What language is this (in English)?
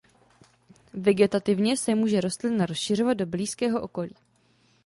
Czech